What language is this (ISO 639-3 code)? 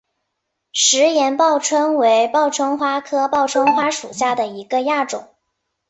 zho